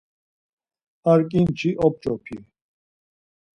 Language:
Laz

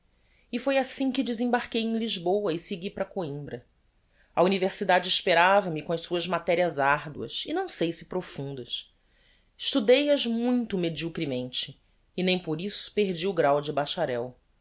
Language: Portuguese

